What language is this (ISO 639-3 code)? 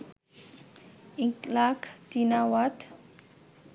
ben